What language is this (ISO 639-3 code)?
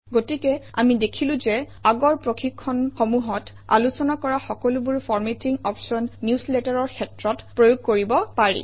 asm